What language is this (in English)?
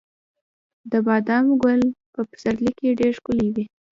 Pashto